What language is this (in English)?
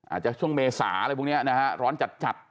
Thai